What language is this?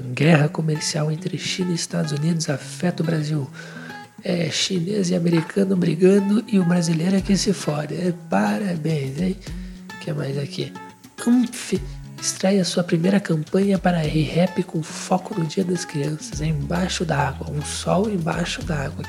Portuguese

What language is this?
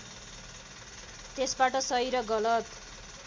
Nepali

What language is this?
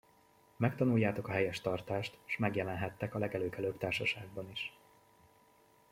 Hungarian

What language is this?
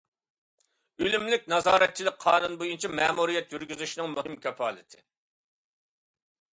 Uyghur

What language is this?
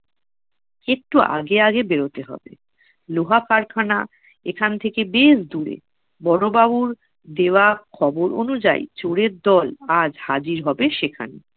Bangla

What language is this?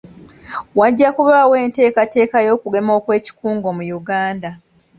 Ganda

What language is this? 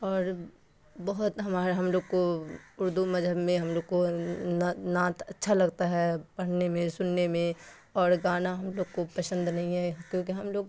Urdu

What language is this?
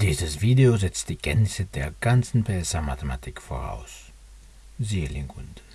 German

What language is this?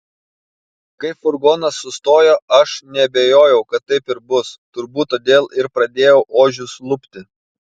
Lithuanian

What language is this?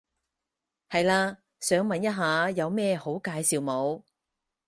Cantonese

